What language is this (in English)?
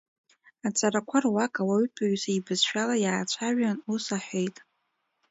Abkhazian